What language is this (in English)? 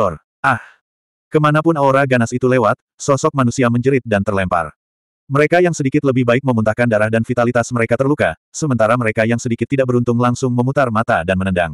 Indonesian